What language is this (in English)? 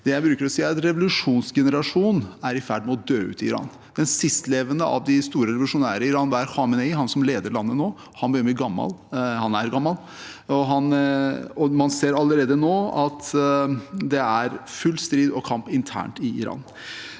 Norwegian